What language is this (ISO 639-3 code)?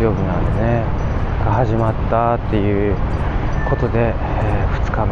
jpn